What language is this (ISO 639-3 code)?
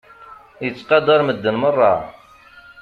kab